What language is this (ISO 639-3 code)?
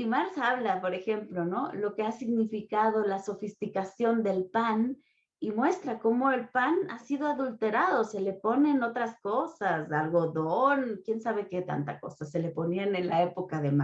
spa